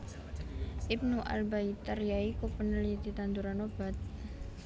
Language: Javanese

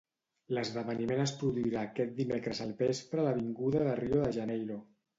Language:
Catalan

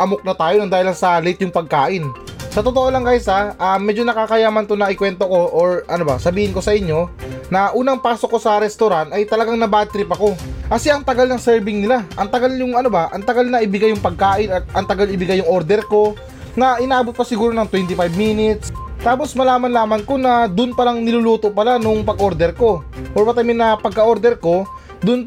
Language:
Filipino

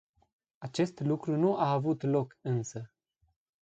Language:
Romanian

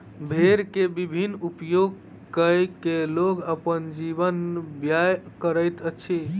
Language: Maithili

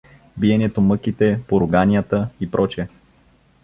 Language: Bulgarian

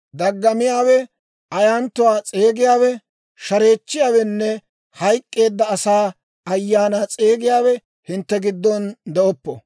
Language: Dawro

